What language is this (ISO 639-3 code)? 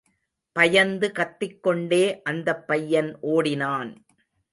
tam